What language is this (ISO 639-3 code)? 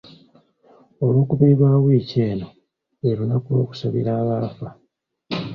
lug